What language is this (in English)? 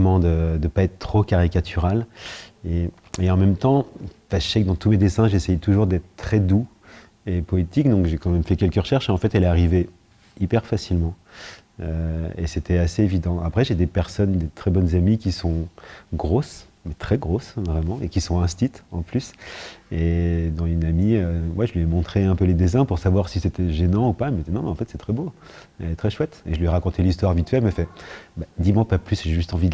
French